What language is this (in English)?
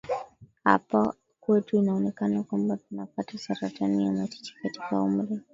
Swahili